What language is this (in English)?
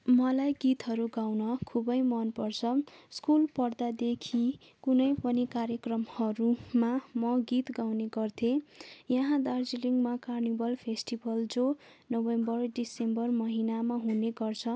Nepali